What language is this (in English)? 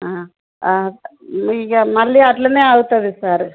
Telugu